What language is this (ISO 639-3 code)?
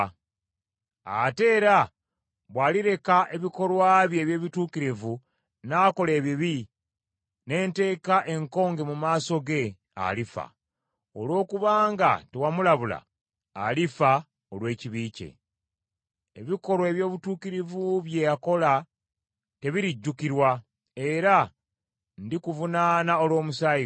lug